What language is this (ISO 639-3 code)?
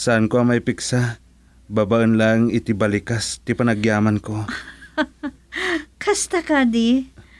fil